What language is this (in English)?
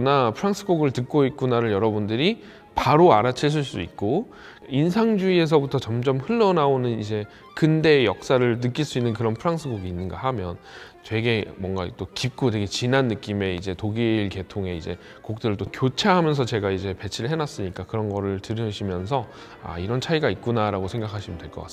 Korean